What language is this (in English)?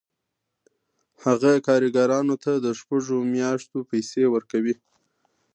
Pashto